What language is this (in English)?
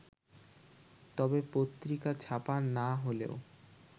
Bangla